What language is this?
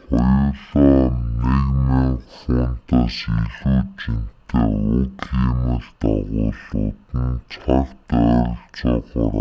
Mongolian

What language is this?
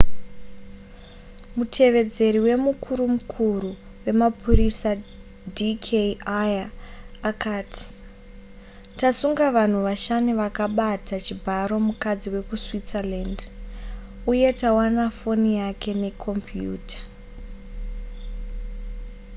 Shona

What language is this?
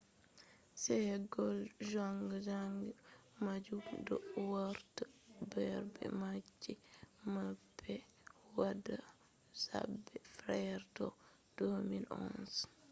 Fula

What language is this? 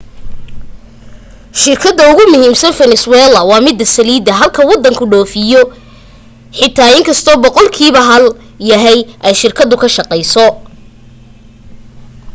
Somali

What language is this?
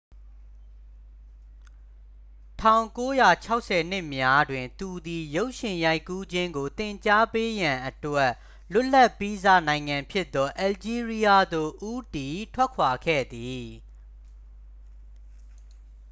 Burmese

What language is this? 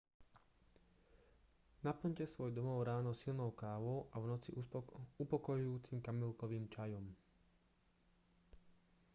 Slovak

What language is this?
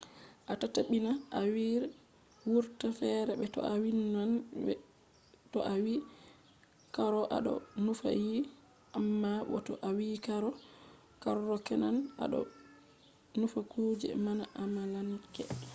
Fula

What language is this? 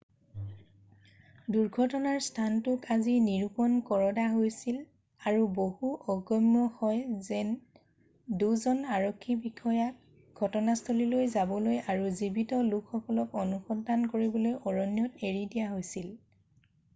Assamese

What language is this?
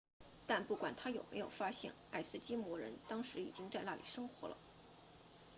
Chinese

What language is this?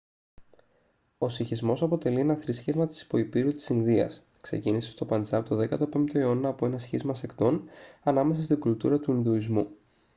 Greek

